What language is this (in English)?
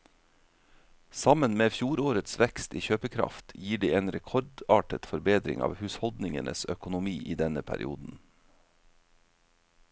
Norwegian